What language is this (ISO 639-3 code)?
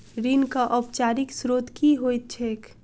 mai